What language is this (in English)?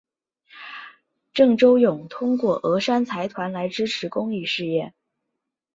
Chinese